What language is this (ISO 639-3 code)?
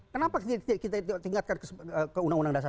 ind